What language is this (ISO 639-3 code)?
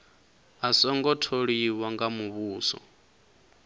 ven